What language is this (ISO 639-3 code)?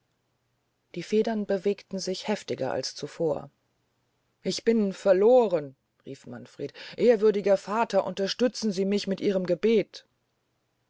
deu